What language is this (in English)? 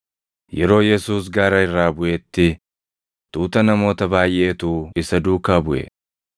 Oromo